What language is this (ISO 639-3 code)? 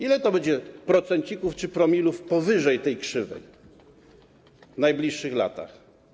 pol